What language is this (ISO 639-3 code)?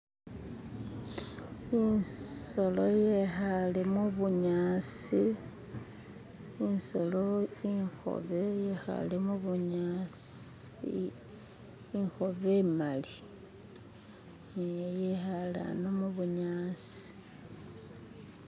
myx